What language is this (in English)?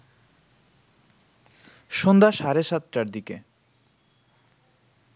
Bangla